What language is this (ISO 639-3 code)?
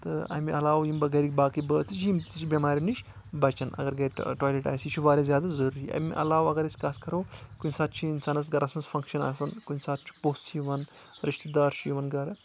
kas